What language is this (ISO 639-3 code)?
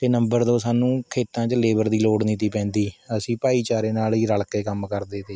pan